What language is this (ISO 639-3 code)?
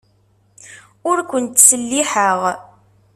kab